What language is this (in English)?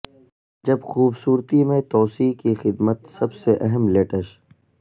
Urdu